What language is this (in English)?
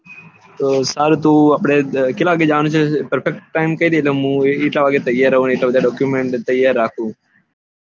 Gujarati